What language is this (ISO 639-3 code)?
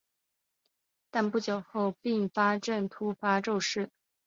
zho